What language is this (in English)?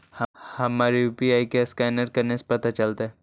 Magahi